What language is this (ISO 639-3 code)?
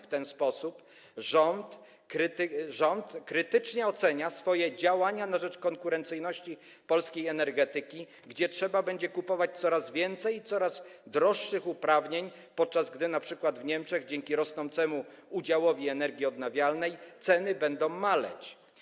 pol